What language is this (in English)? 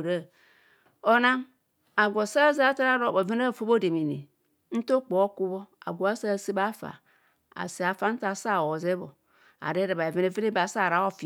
Kohumono